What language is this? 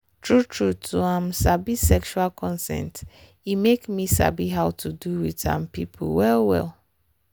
Nigerian Pidgin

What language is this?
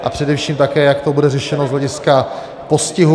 Czech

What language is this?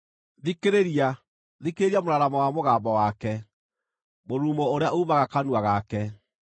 Kikuyu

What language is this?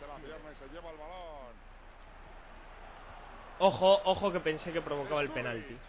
Spanish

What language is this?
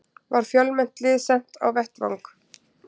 Icelandic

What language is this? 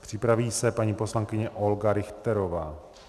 Czech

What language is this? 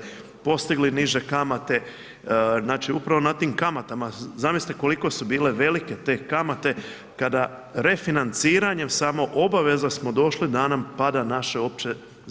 Croatian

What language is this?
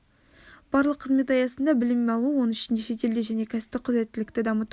Kazakh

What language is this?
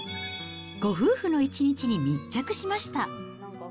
Japanese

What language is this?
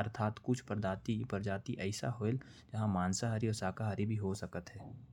Korwa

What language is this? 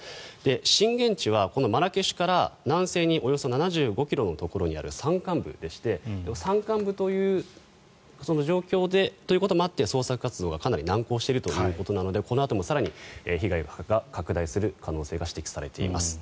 Japanese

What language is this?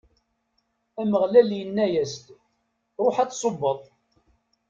Kabyle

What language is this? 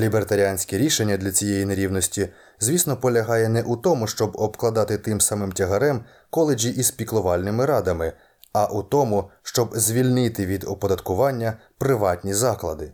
Ukrainian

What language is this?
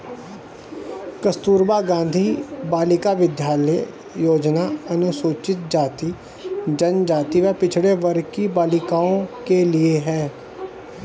Hindi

